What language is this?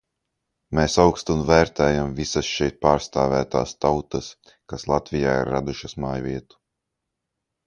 Latvian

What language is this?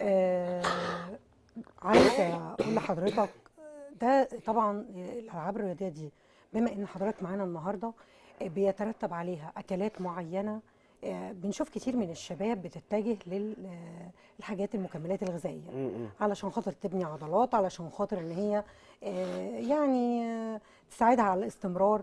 Arabic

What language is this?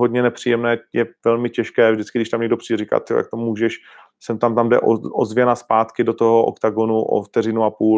Czech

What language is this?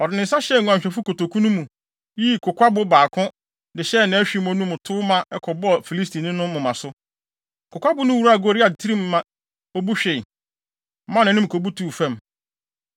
Akan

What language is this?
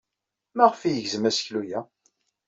Kabyle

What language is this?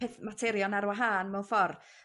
Welsh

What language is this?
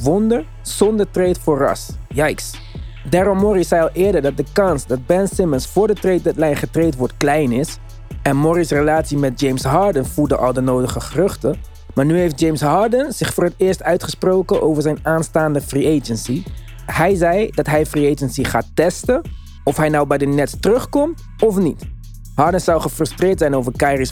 Dutch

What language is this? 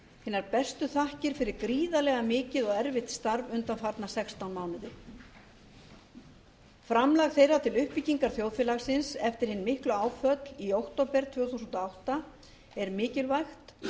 Icelandic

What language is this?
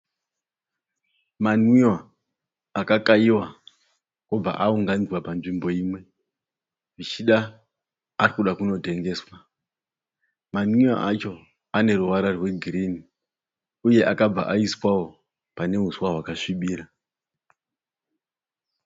Shona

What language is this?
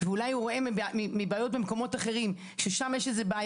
Hebrew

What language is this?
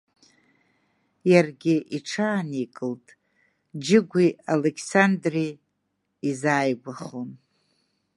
Abkhazian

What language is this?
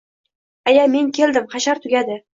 Uzbek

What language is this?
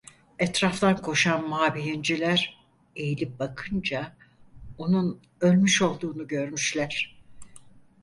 Turkish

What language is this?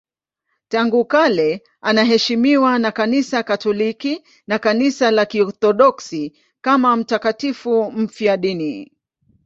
Swahili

